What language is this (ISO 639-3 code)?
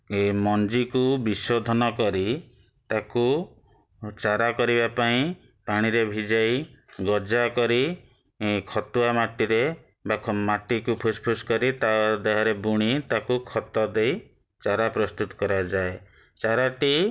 ori